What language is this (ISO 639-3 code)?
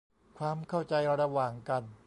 tha